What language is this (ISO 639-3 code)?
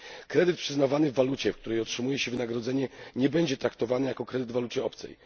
pol